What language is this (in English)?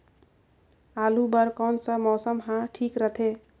Chhattisgarhi